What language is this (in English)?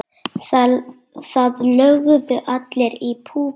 Icelandic